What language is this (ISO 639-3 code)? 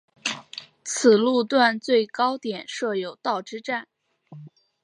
zho